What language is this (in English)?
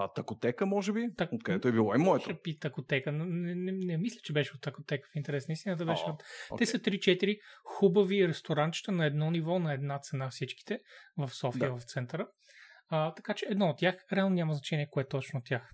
Bulgarian